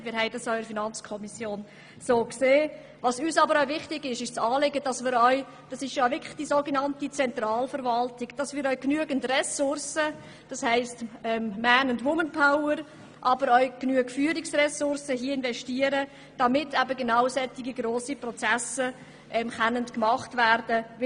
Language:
Swiss German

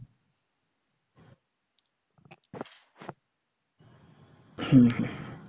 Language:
Bangla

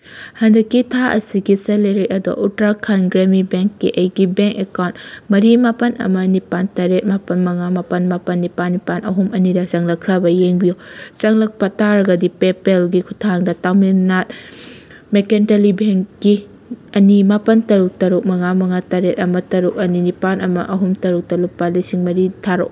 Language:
Manipuri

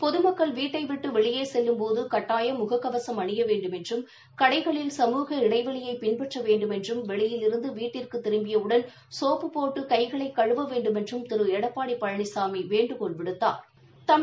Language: Tamil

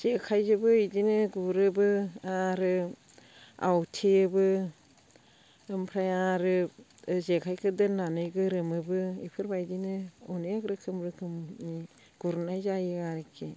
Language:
Bodo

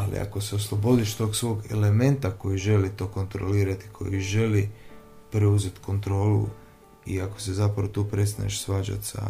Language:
Croatian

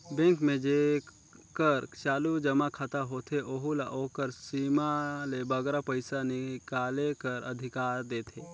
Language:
Chhattisgarhi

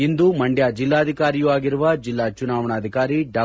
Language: Kannada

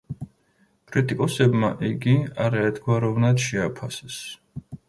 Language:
Georgian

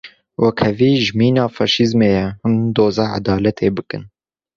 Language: Kurdish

